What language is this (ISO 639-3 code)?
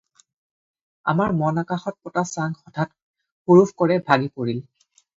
asm